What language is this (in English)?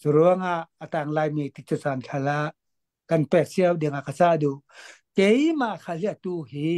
Thai